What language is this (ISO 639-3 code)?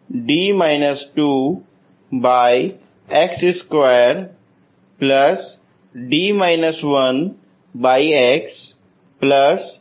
hin